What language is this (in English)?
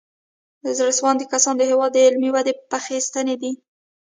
Pashto